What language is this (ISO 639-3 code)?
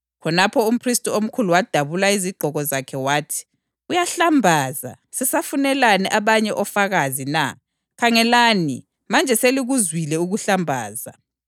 nde